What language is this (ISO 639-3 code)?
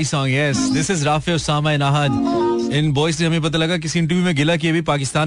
hin